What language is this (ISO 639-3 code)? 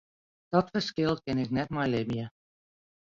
fry